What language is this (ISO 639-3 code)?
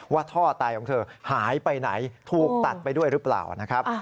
tha